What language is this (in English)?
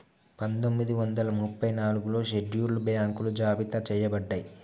Telugu